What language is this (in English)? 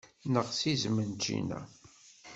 Kabyle